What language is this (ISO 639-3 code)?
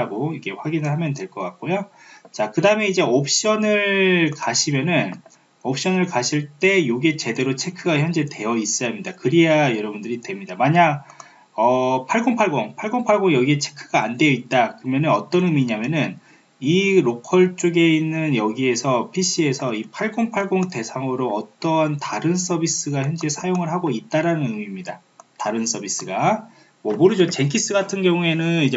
kor